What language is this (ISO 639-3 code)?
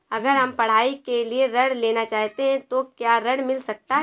hin